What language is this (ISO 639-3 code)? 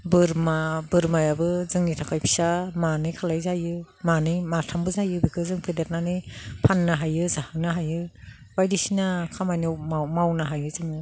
brx